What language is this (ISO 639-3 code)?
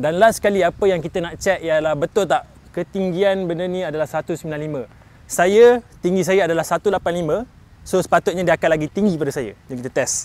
msa